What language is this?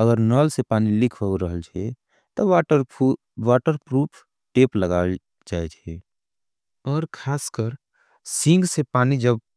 Angika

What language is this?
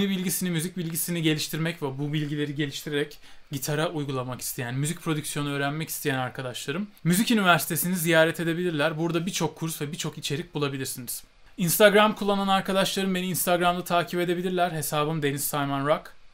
Turkish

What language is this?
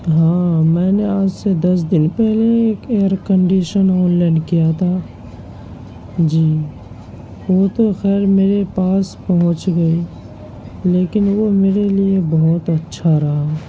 Urdu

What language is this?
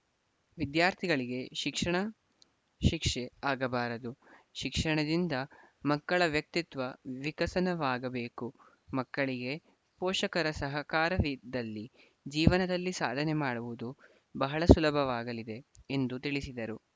Kannada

